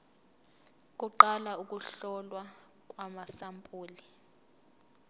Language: Zulu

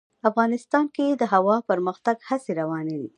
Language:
Pashto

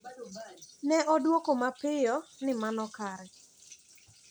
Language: Luo (Kenya and Tanzania)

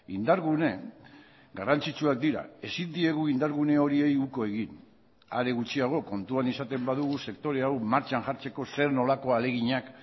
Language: Basque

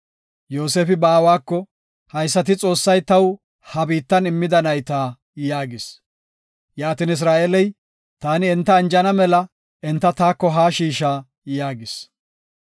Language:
Gofa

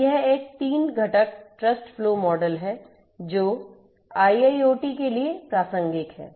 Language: Hindi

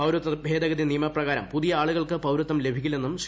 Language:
Malayalam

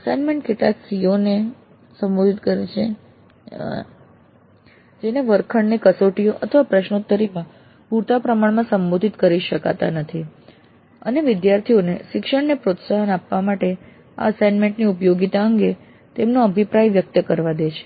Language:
Gujarati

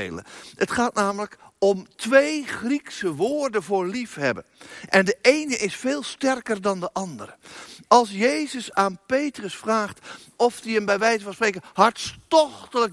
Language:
Dutch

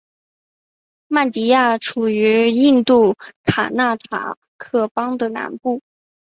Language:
Chinese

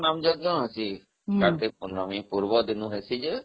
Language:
Odia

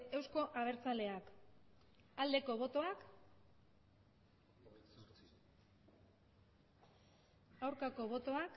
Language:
Basque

